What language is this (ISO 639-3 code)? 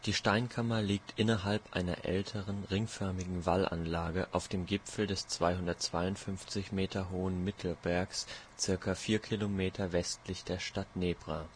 deu